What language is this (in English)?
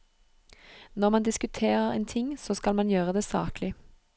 Norwegian